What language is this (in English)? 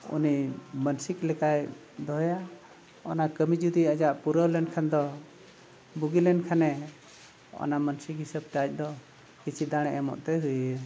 Santali